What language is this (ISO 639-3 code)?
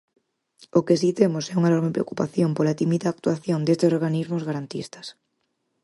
glg